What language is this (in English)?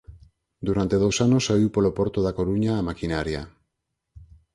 Galician